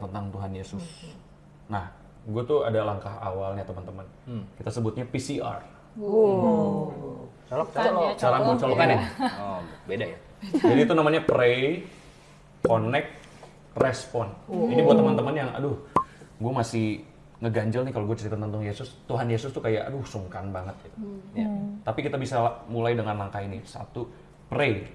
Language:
Indonesian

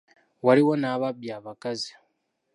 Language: Ganda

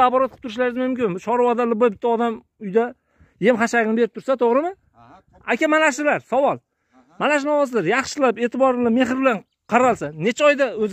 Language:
Turkish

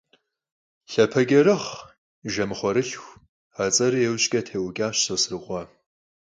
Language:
Kabardian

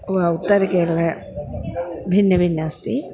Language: Sanskrit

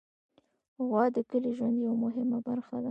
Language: Pashto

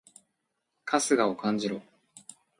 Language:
Japanese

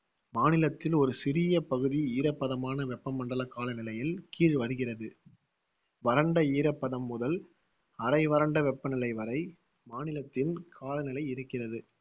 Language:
Tamil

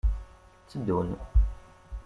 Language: Kabyle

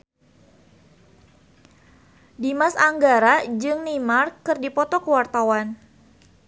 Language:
Sundanese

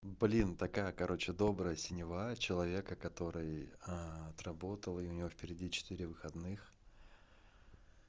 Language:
Russian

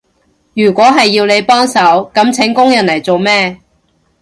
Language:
Cantonese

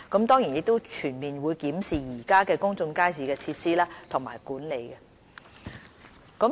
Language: Cantonese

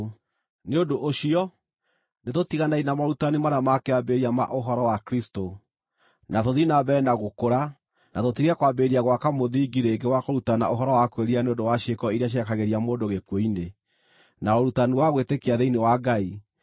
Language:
Kikuyu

